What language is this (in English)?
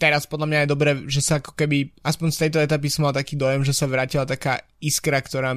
Slovak